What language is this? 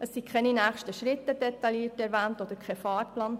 Swiss German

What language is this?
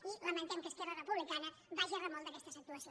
Catalan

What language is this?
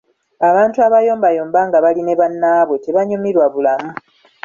Ganda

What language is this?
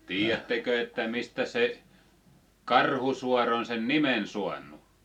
Finnish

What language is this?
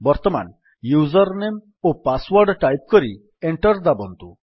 Odia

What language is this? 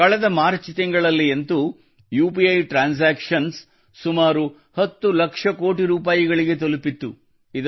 Kannada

